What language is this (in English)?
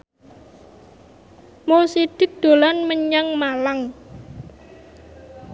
Javanese